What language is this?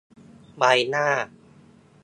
Thai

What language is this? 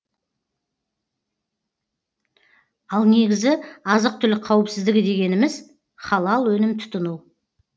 Kazakh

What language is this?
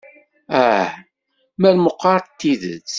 Kabyle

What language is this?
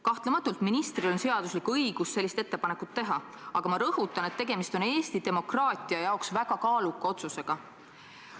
Estonian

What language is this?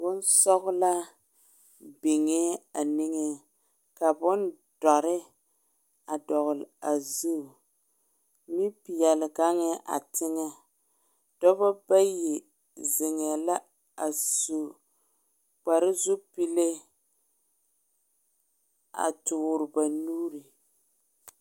Southern Dagaare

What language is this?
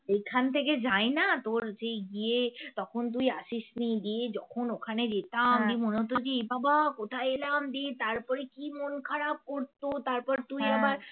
Bangla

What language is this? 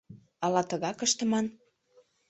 Mari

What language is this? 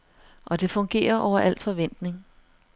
Danish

